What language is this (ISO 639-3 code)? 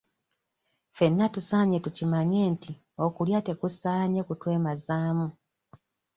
lug